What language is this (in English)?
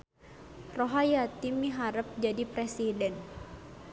Sundanese